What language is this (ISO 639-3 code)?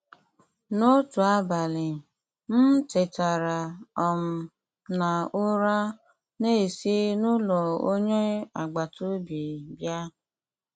ibo